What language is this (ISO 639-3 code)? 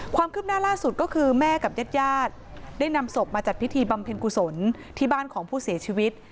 tha